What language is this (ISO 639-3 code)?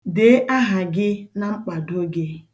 ibo